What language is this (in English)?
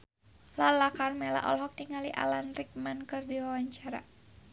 Sundanese